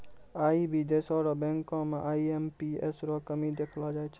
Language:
Maithili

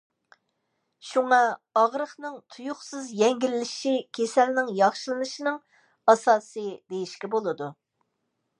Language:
Uyghur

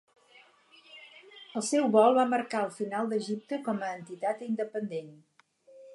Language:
Catalan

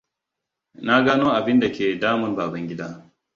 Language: Hausa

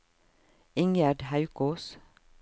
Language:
Norwegian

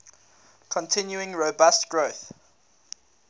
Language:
English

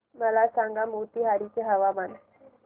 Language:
Marathi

